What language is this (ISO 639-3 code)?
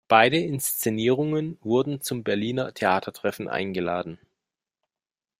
deu